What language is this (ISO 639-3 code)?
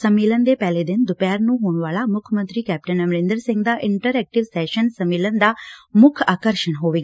pan